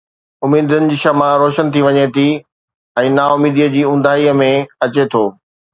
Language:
Sindhi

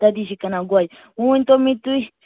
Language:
Kashmiri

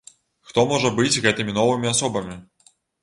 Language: Belarusian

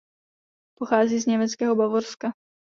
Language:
Czech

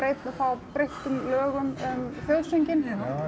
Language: Icelandic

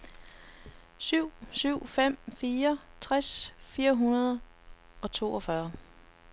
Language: Danish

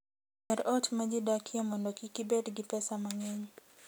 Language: Luo (Kenya and Tanzania)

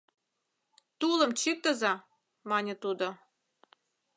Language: Mari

